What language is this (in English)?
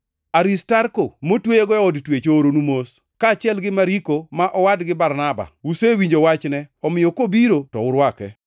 Luo (Kenya and Tanzania)